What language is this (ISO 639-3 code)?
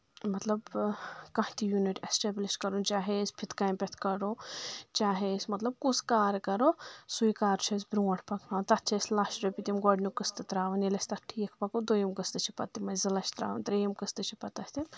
kas